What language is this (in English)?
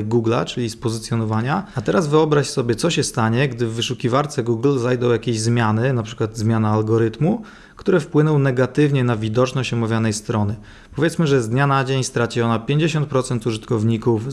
Polish